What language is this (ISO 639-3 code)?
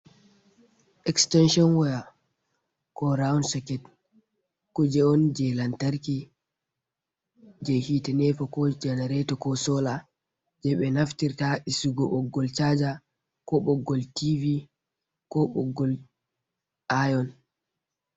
ful